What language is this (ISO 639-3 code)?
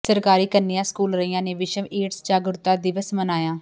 pan